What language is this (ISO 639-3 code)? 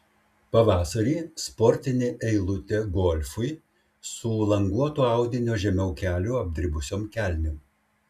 lit